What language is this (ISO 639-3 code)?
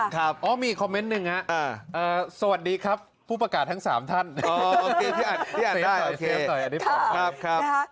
tha